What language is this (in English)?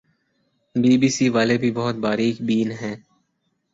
Urdu